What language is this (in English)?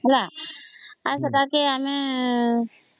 Odia